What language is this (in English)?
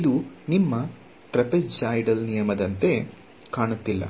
Kannada